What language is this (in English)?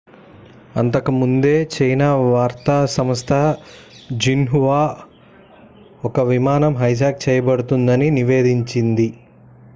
Telugu